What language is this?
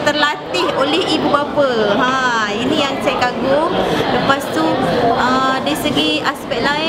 Malay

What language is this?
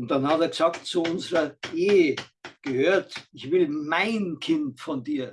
German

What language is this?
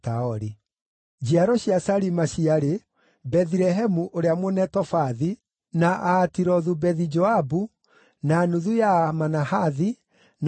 Kikuyu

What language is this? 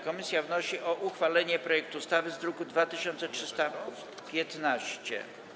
Polish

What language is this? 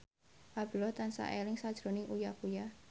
Javanese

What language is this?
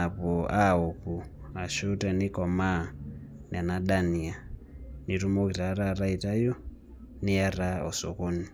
Masai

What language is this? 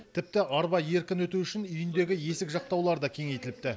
Kazakh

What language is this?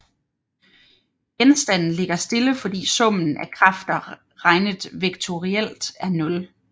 Danish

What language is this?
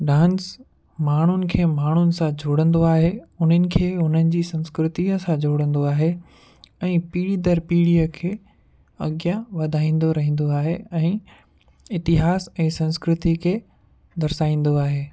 Sindhi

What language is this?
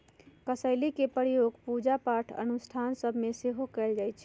Magahi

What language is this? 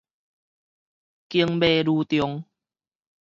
Min Nan Chinese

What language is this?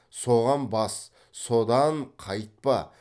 Kazakh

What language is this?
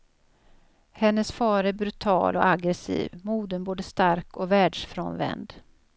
Swedish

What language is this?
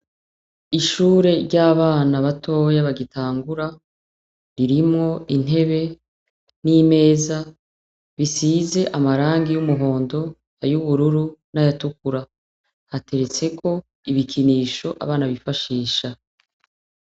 Rundi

